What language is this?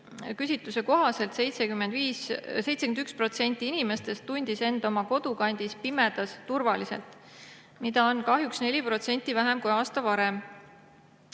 Estonian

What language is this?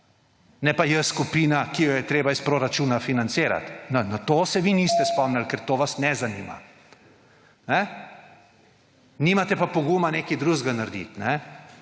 Slovenian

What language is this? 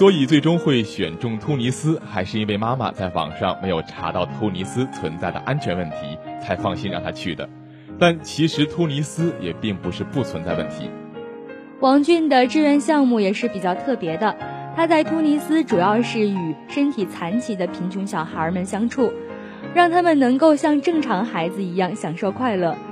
Chinese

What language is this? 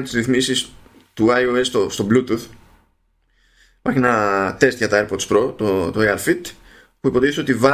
Greek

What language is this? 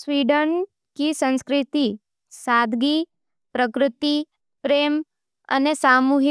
Nimadi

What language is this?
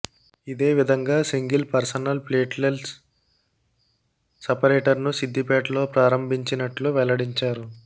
Telugu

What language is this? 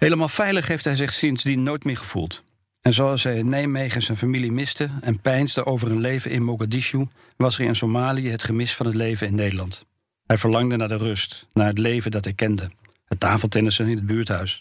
Dutch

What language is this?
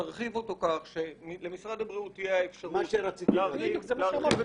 Hebrew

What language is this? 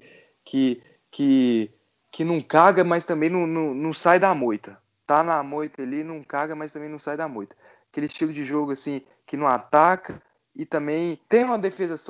Portuguese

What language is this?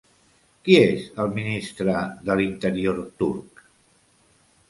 Catalan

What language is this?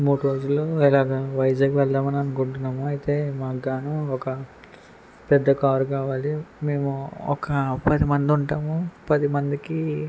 Telugu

